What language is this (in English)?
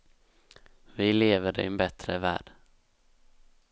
Swedish